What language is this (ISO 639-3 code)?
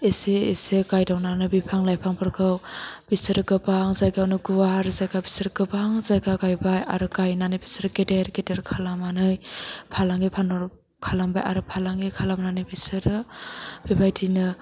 brx